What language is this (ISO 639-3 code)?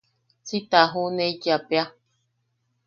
yaq